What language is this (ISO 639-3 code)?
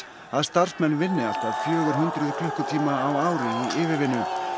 isl